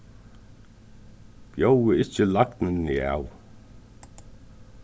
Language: Faroese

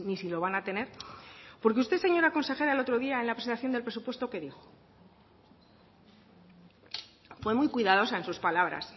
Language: Spanish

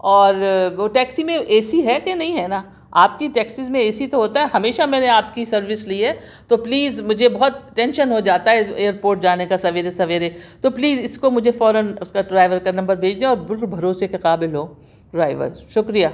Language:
Urdu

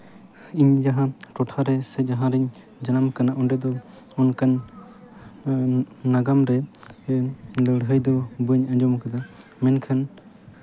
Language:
Santali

